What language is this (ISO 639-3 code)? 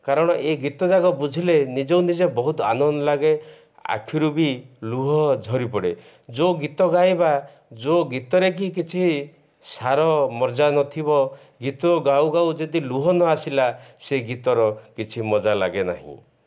ori